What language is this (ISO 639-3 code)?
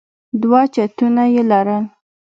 pus